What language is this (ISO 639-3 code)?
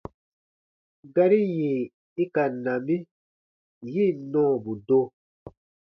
bba